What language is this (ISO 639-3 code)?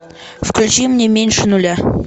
rus